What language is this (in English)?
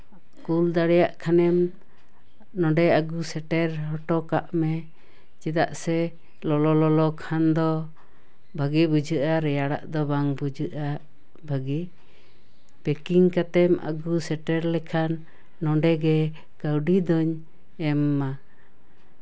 Santali